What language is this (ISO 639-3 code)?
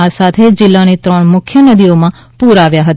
guj